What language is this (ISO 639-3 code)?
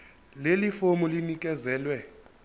zul